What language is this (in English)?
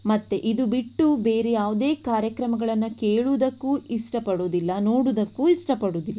Kannada